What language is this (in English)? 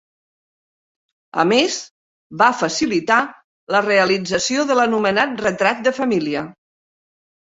Catalan